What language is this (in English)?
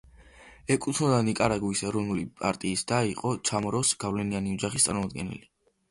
Georgian